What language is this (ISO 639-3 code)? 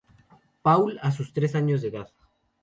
spa